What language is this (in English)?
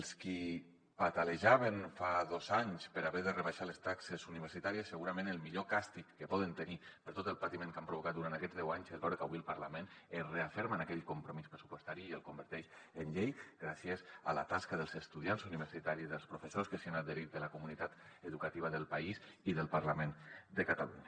Catalan